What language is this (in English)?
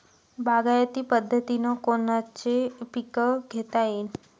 Marathi